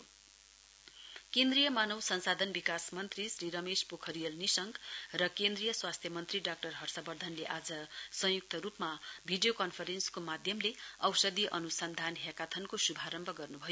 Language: Nepali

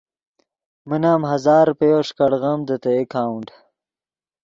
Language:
Yidgha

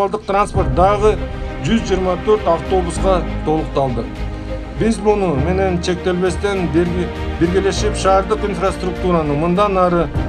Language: Turkish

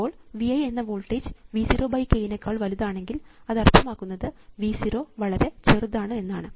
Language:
Malayalam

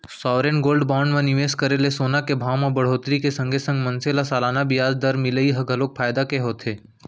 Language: Chhattisgarhi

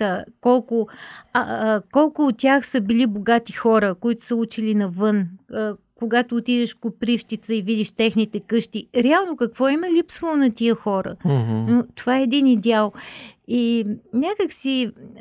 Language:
Bulgarian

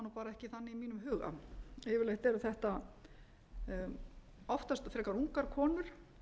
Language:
Icelandic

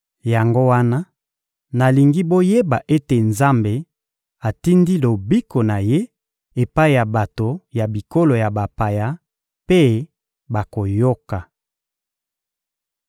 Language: Lingala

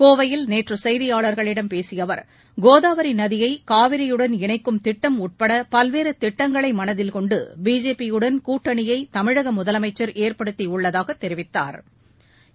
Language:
Tamil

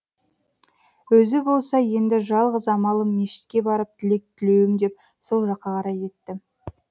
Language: Kazakh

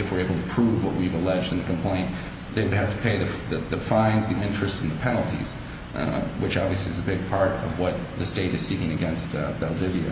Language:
English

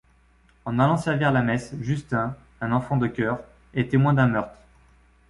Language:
French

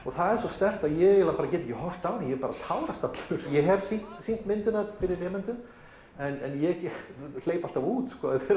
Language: Icelandic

